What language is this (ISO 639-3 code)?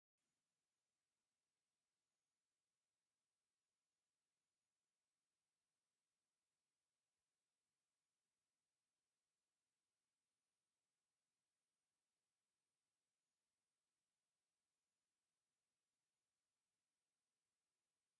tir